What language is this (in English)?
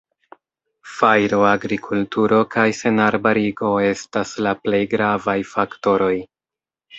Esperanto